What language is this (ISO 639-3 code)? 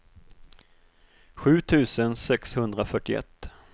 swe